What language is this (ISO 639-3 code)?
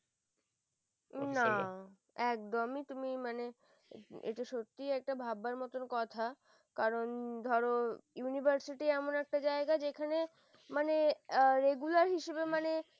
ben